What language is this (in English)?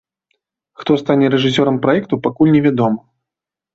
Belarusian